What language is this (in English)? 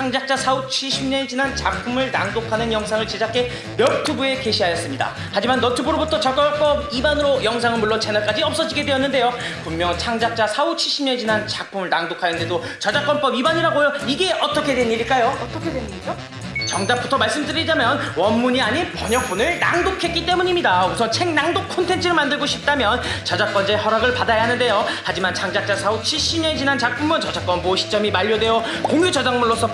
Korean